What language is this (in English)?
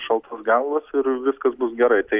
Lithuanian